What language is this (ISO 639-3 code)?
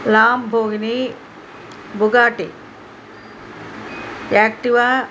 tel